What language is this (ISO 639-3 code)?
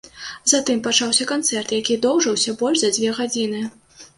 bel